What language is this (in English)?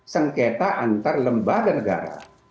Indonesian